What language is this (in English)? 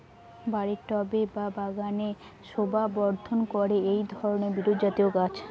Bangla